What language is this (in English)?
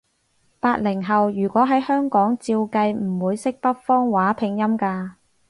Cantonese